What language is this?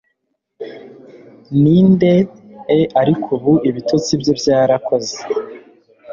Kinyarwanda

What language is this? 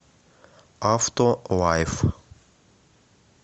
Russian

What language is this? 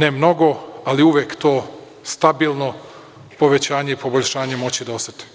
Serbian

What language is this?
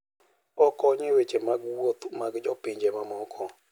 Luo (Kenya and Tanzania)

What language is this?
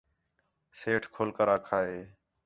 Khetrani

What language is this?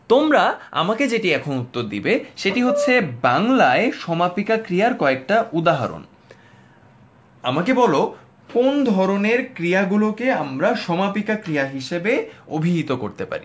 Bangla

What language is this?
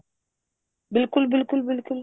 Punjabi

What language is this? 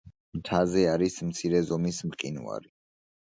Georgian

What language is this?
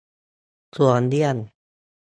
Thai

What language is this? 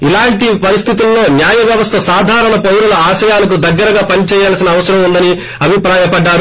Telugu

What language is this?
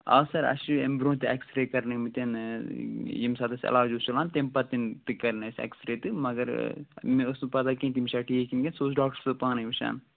Kashmiri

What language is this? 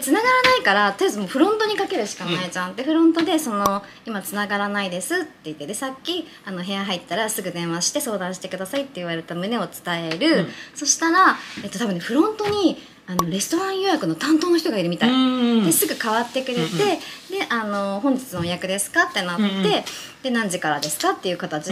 Japanese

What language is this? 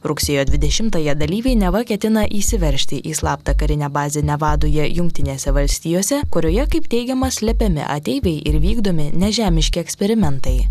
Lithuanian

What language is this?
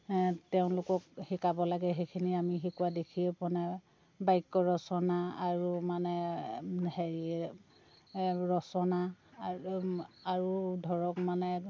Assamese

